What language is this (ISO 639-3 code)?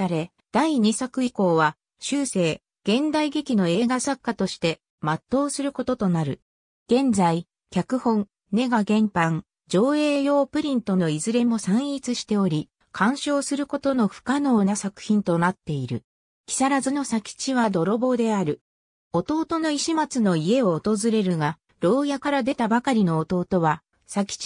jpn